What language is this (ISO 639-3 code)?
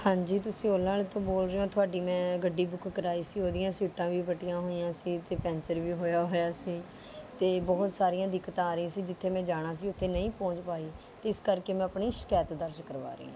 pan